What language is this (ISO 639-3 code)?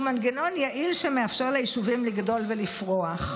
heb